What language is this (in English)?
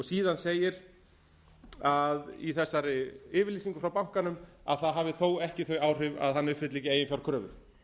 Icelandic